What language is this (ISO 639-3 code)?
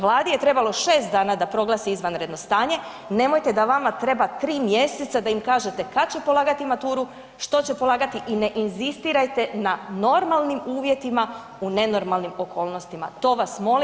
hrv